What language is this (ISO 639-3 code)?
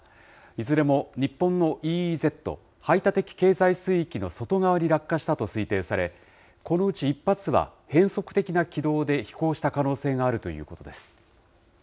jpn